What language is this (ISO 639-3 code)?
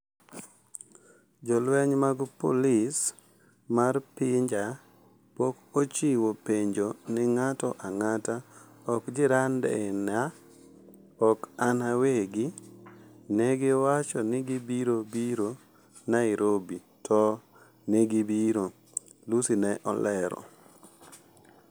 luo